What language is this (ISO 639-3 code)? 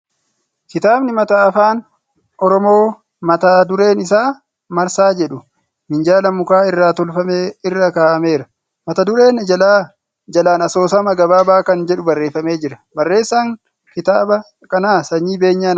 orm